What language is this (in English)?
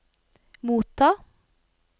Norwegian